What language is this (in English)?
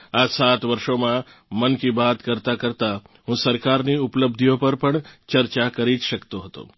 Gujarati